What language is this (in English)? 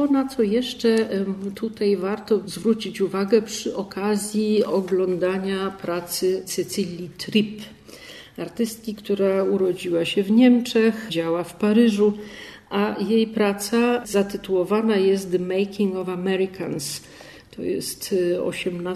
Polish